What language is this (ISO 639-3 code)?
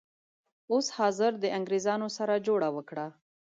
pus